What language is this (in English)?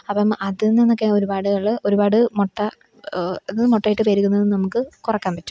Malayalam